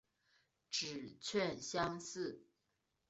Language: Chinese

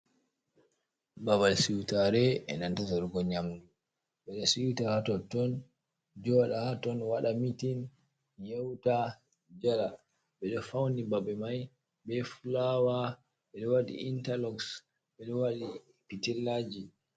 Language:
Fula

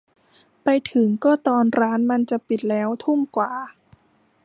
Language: Thai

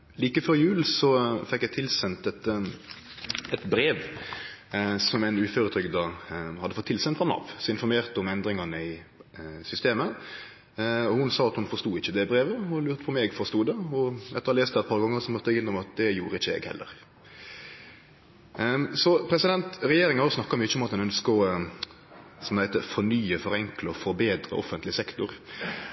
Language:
Norwegian Nynorsk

